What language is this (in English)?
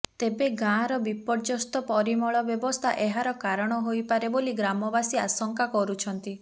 Odia